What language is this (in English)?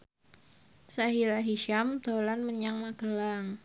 Javanese